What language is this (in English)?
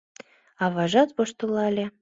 Mari